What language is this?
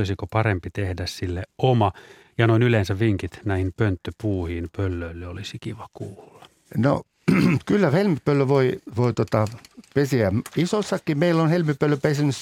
Finnish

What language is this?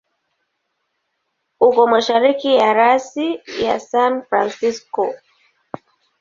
Swahili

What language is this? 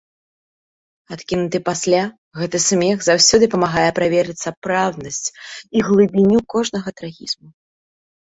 Belarusian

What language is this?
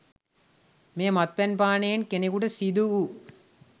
Sinhala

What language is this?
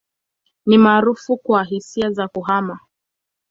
Swahili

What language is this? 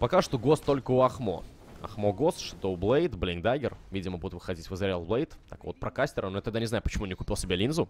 Russian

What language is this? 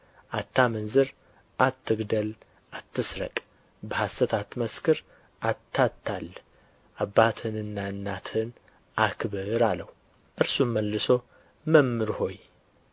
Amharic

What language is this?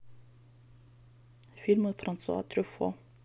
Russian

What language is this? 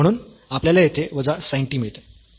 Marathi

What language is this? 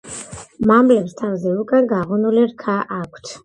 Georgian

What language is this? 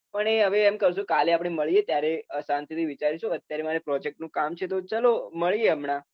Gujarati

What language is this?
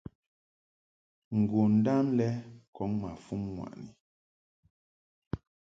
Mungaka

